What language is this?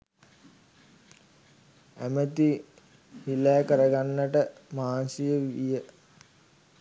Sinhala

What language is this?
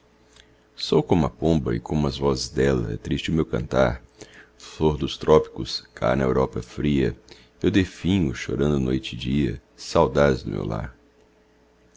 Portuguese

